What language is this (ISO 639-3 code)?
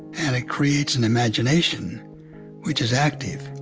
eng